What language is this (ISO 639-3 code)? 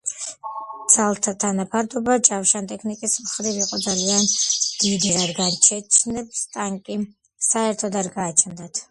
kat